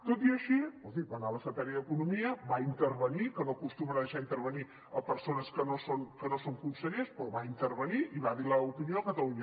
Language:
Catalan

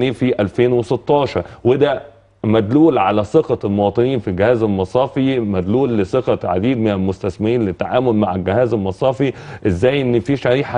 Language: Arabic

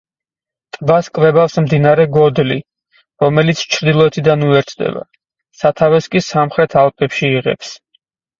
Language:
Georgian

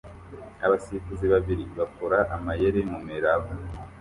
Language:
Kinyarwanda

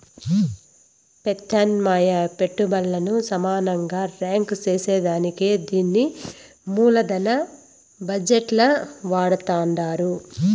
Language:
Telugu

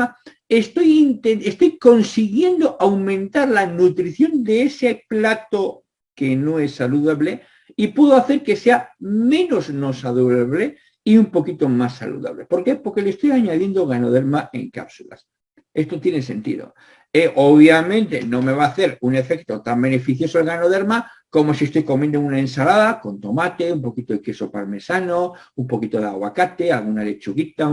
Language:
Spanish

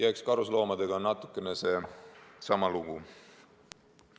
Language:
Estonian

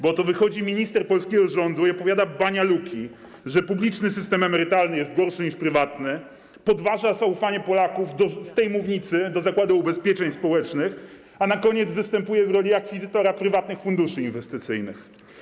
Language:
Polish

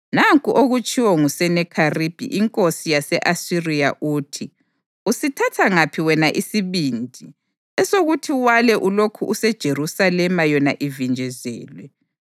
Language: North Ndebele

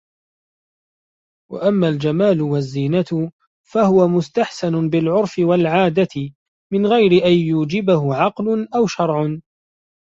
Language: Arabic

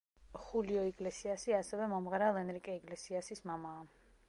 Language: Georgian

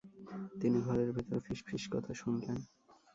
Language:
Bangla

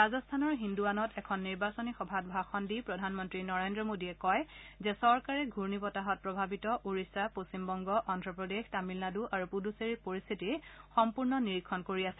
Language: Assamese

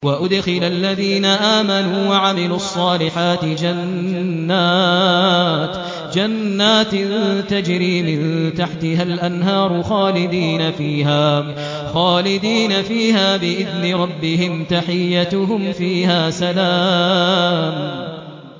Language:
Arabic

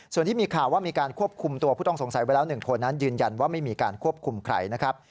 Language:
Thai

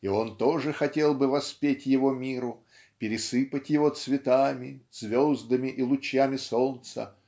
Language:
Russian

